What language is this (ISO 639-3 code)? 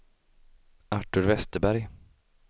swe